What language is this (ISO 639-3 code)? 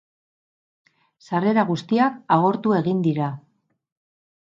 eus